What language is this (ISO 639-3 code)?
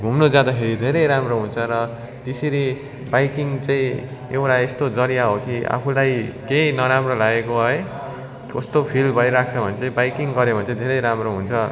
nep